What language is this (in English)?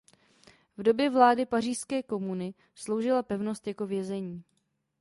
Czech